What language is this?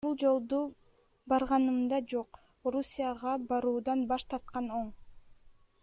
Kyrgyz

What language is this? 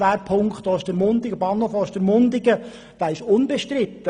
Swiss German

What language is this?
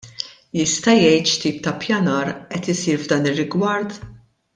Maltese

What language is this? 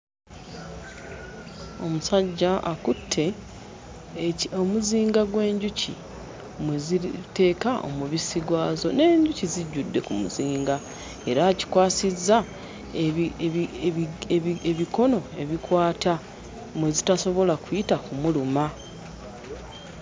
Ganda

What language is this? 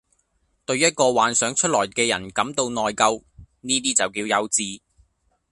Cantonese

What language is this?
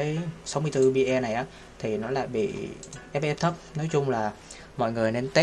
Vietnamese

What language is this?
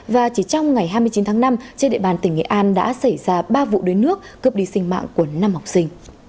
Vietnamese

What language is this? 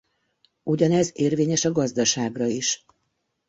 Hungarian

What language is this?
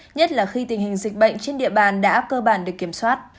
Vietnamese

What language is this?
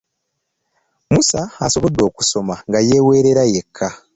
Ganda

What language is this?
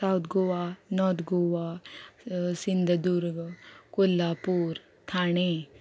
Konkani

